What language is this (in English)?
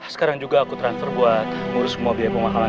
Indonesian